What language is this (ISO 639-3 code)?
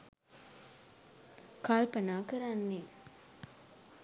sin